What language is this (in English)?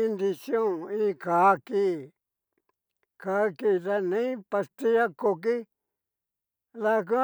Cacaloxtepec Mixtec